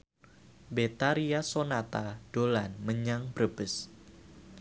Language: Javanese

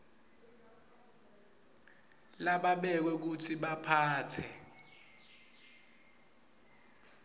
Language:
Swati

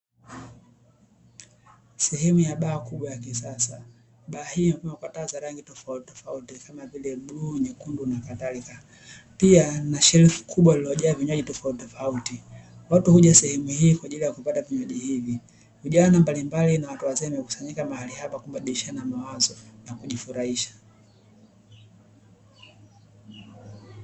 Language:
Swahili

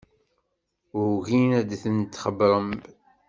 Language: Kabyle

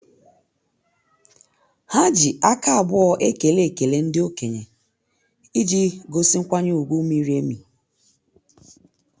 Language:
Igbo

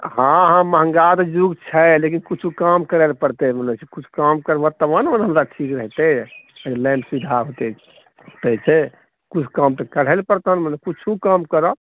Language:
Maithili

